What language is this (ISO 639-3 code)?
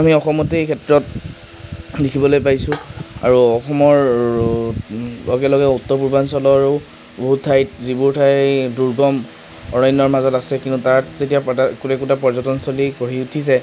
asm